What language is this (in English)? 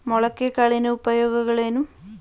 Kannada